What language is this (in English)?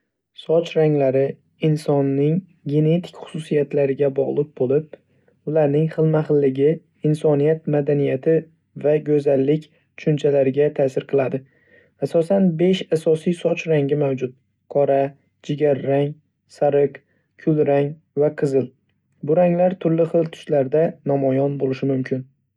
Uzbek